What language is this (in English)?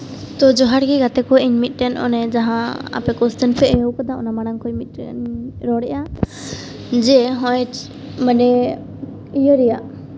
Santali